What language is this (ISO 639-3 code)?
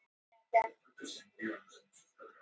isl